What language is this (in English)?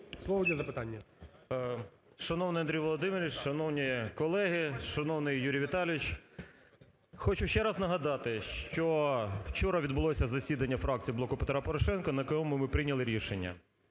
Ukrainian